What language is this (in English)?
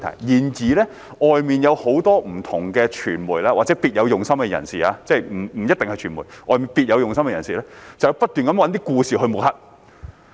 Cantonese